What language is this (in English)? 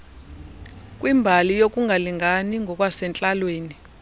Xhosa